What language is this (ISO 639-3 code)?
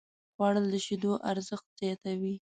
pus